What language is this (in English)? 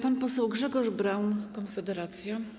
Polish